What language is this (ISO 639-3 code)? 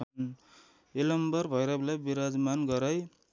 nep